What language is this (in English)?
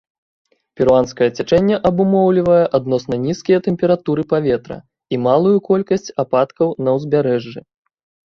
Belarusian